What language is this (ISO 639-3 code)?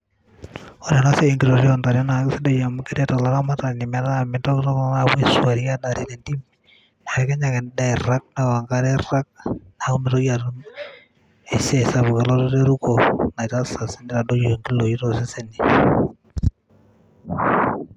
mas